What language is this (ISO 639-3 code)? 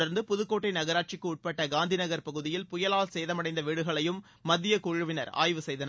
tam